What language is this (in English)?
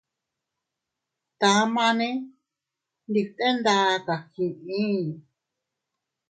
Teutila Cuicatec